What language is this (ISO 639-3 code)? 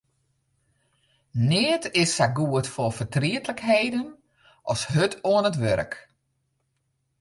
fry